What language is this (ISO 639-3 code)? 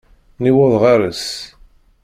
kab